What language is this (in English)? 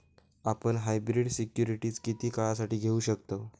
Marathi